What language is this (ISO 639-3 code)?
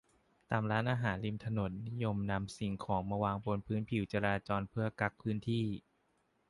tha